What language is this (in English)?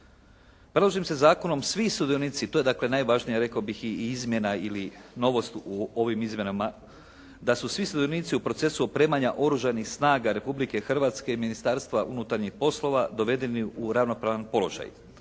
Croatian